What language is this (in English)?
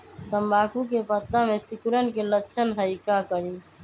Magahi